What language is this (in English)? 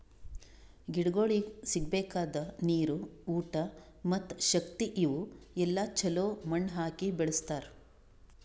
Kannada